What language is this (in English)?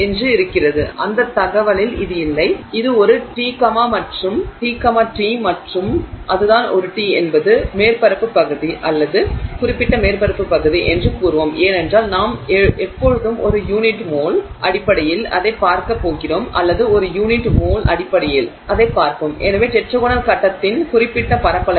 Tamil